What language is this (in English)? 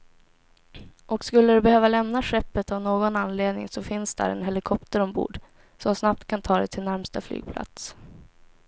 Swedish